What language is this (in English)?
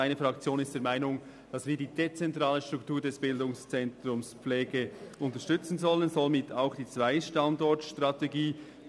Swiss German